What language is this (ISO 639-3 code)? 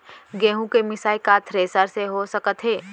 hne